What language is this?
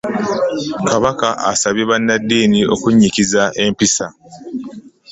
Ganda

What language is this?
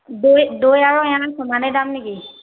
Assamese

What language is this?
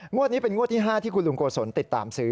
Thai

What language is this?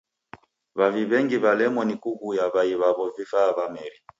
Taita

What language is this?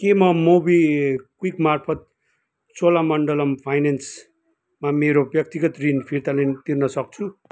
Nepali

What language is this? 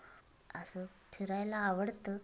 Marathi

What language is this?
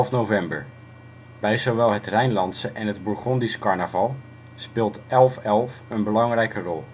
Dutch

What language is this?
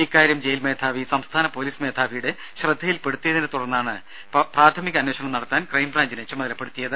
Malayalam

